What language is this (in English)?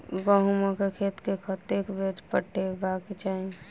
Maithili